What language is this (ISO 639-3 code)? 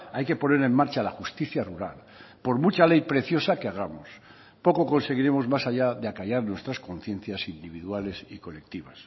spa